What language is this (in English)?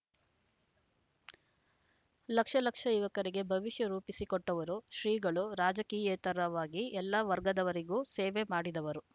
Kannada